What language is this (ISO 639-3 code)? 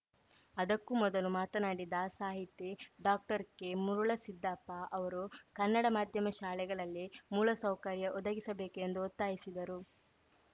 kan